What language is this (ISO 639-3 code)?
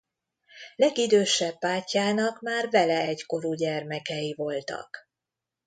hun